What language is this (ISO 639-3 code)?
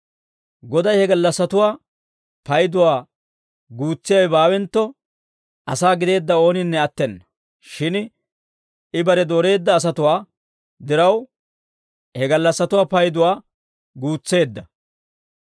dwr